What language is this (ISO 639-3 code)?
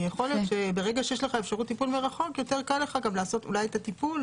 heb